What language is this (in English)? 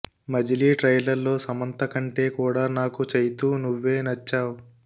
Telugu